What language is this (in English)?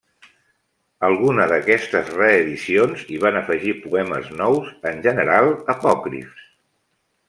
Catalan